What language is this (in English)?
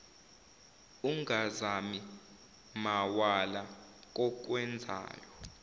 Zulu